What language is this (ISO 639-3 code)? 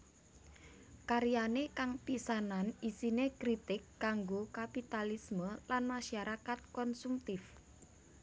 jav